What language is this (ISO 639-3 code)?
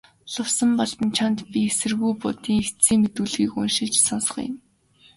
mon